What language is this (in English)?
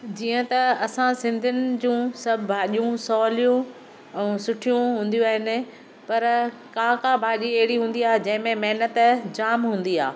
Sindhi